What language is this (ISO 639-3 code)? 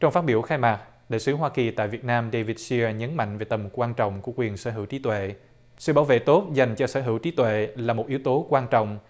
vie